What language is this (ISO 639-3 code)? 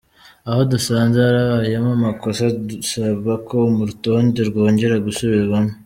kin